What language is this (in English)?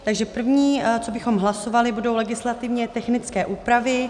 Czech